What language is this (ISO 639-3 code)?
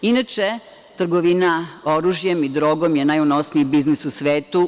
srp